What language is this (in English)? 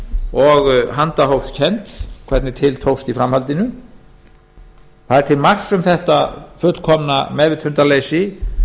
Icelandic